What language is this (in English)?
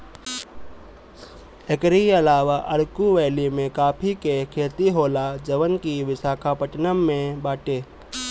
Bhojpuri